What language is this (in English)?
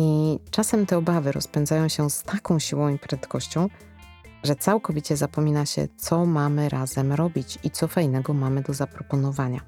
Polish